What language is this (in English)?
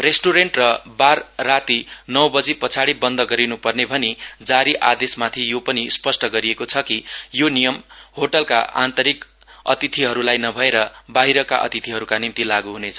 Nepali